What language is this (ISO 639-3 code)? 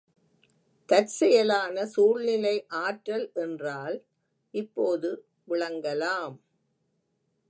tam